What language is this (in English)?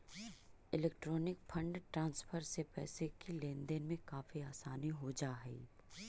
Magahi